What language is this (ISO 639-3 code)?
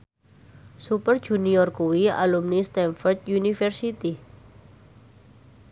jav